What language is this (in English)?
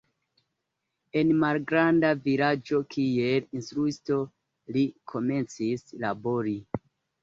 Esperanto